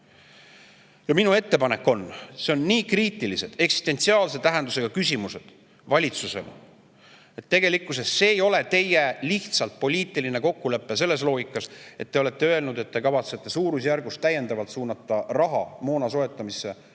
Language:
Estonian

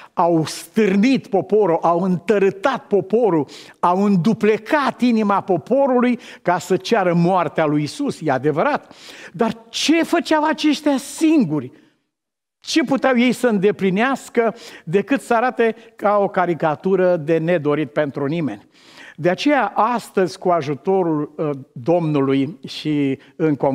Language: Romanian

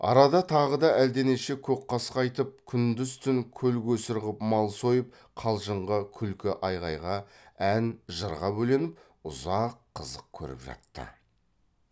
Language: Kazakh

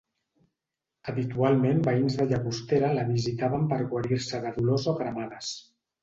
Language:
Catalan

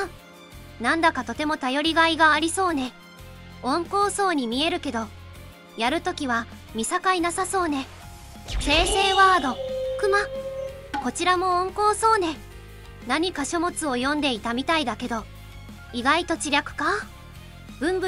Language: Japanese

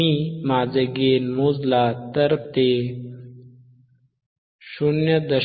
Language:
Marathi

